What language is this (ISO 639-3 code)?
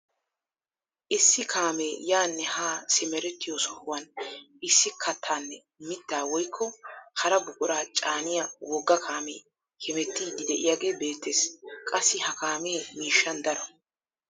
wal